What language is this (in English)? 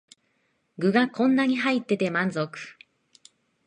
Japanese